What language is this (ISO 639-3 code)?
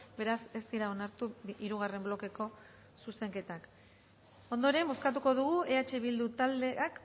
eus